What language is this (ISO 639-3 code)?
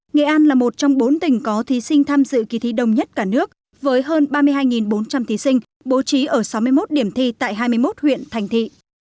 vie